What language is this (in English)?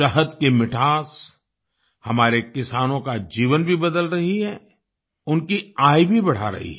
Hindi